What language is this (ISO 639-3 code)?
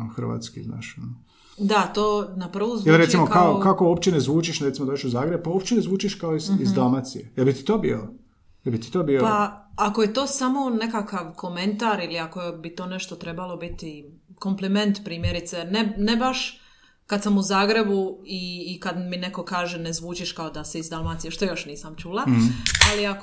hrv